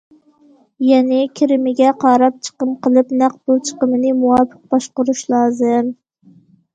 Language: Uyghur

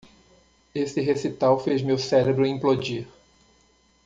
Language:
Portuguese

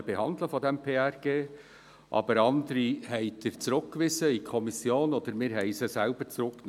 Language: Swiss German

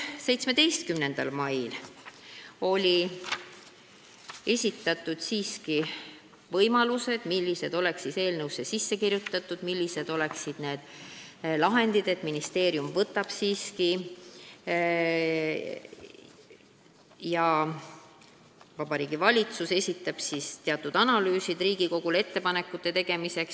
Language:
Estonian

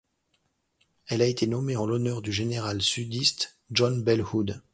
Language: French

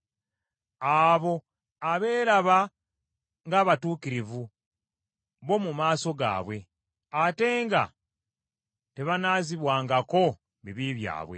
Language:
Ganda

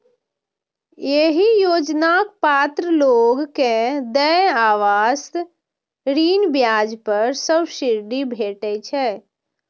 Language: Maithili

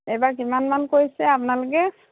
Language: Assamese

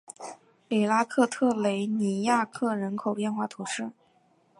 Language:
Chinese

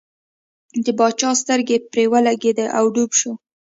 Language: Pashto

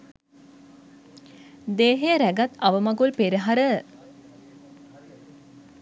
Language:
Sinhala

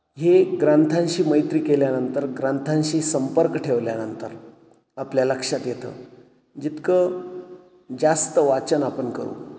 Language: Marathi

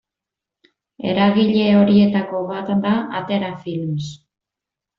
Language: Basque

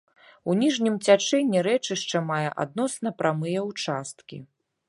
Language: Belarusian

